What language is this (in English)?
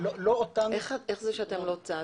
Hebrew